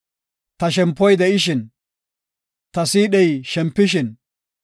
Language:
Gofa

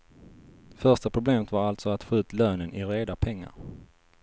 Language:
Swedish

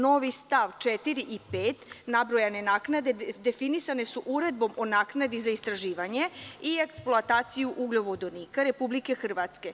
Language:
Serbian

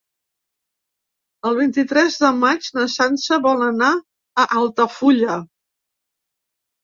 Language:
Catalan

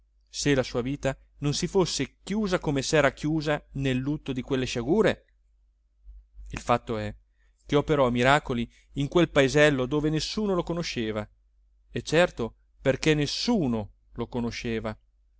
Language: Italian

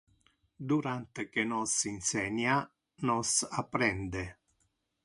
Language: Interlingua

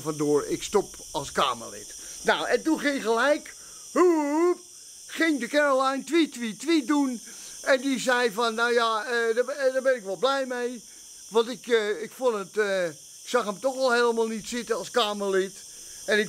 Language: Dutch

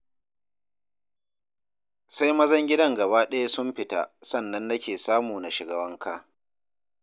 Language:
Hausa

